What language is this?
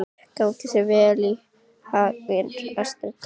Icelandic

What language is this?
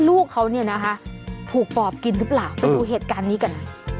Thai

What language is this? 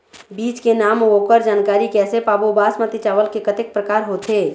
Chhattisgarhi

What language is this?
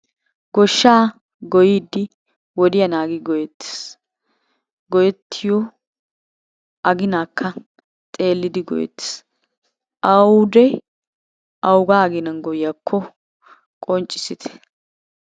Wolaytta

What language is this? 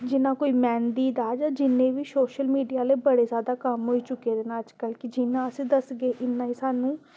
Dogri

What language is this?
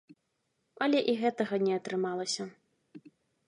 Belarusian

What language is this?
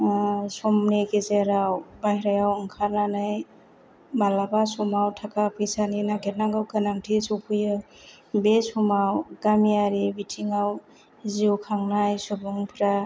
Bodo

